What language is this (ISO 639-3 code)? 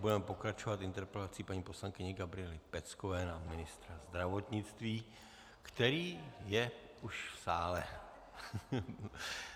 ces